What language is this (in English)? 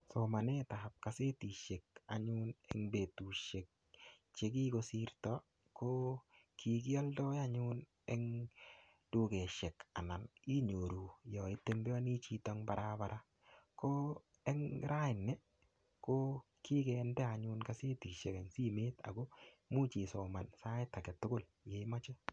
Kalenjin